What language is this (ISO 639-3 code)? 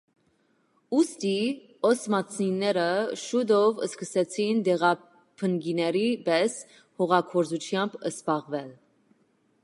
hye